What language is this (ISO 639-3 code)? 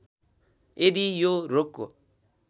nep